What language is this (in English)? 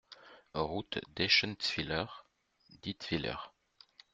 French